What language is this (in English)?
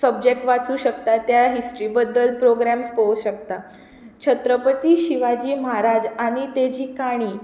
Konkani